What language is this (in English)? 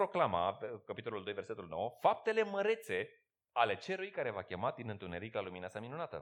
Romanian